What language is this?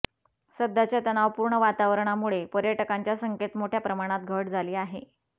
Marathi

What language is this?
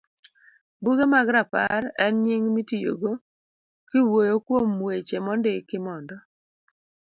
Luo (Kenya and Tanzania)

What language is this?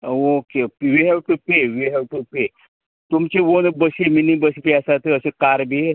Konkani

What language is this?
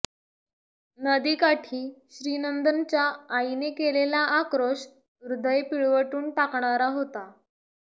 Marathi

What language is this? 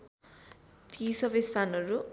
Nepali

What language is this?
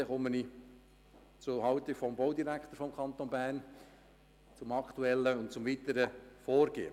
Swiss German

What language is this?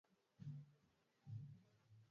Swahili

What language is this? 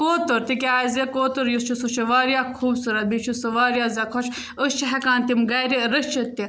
Kashmiri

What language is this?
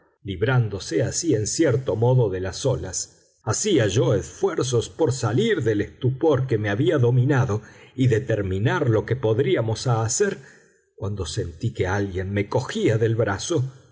Spanish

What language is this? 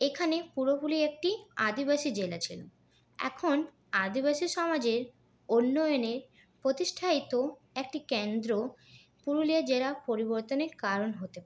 Bangla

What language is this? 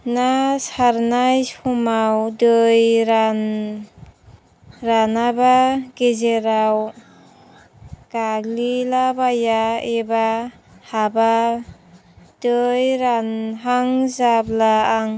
Bodo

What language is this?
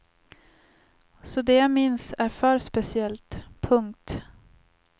Swedish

